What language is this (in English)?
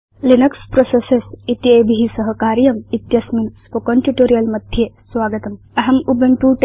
Sanskrit